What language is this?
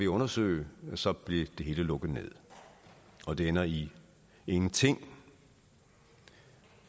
Danish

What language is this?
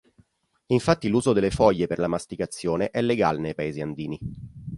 Italian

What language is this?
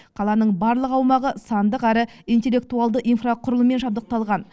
Kazakh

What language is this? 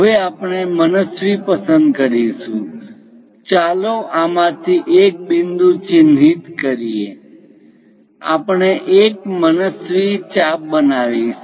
Gujarati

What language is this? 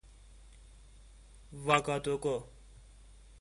Persian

